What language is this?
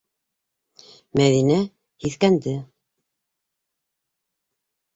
Bashkir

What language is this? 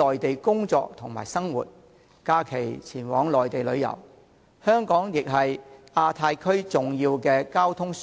Cantonese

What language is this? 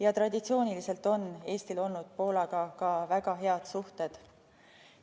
Estonian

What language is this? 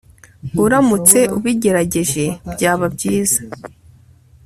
Kinyarwanda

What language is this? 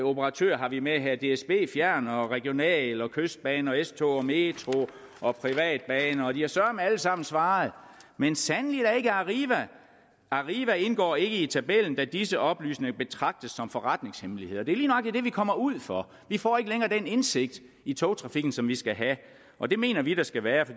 Danish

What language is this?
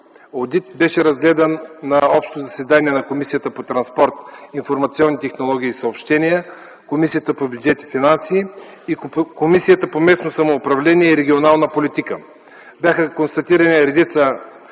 Bulgarian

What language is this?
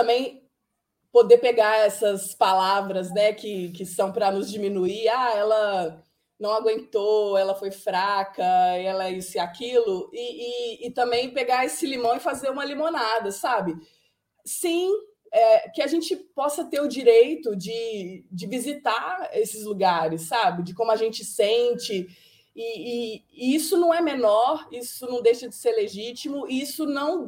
Portuguese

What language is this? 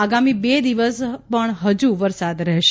Gujarati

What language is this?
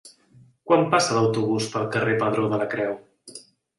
Catalan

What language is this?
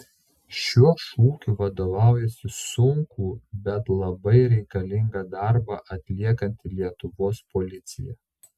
Lithuanian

